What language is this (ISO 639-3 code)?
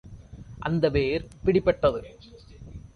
tam